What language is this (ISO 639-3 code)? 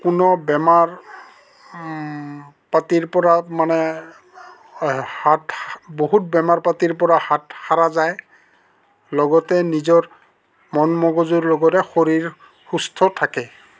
asm